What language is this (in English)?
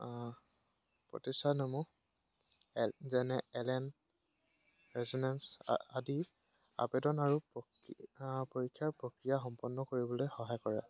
Assamese